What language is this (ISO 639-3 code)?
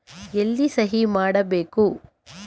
kan